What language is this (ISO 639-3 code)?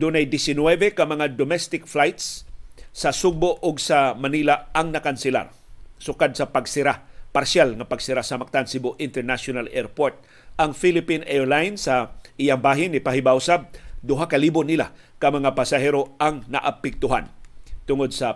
fil